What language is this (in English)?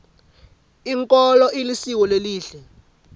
Swati